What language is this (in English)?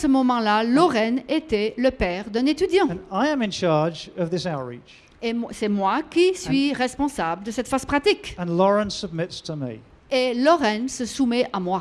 French